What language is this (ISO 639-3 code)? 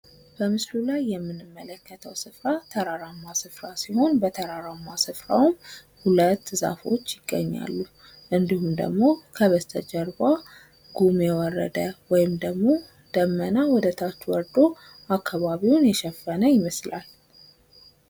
amh